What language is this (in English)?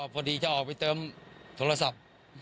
Thai